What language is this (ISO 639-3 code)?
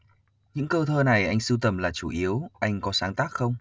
vie